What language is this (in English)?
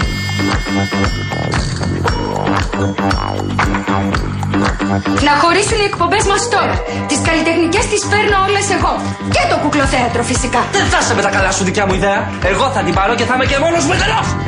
Greek